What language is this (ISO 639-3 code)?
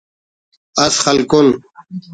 brh